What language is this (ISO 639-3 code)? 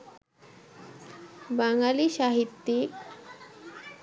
ben